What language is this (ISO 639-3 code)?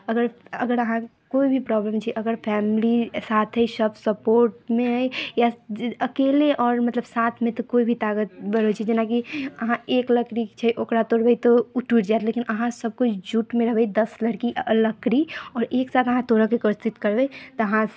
mai